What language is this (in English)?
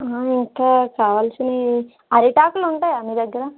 Telugu